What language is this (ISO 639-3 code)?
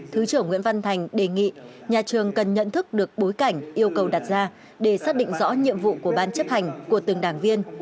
vie